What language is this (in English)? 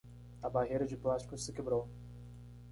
Portuguese